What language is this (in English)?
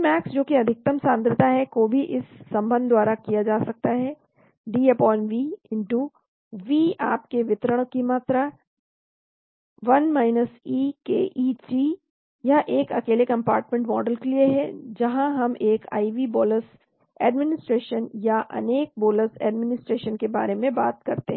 Hindi